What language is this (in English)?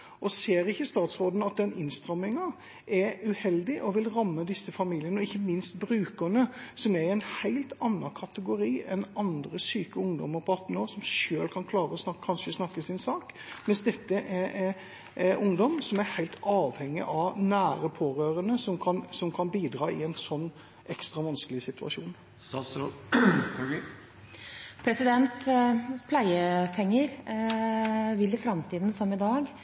Norwegian Bokmål